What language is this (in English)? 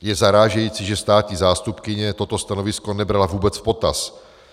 Czech